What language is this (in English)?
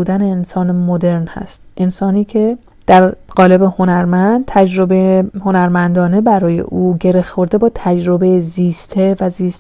Persian